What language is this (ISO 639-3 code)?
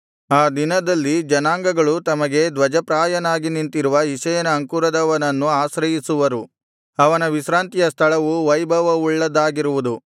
kan